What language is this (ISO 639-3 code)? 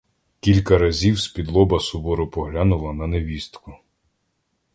ukr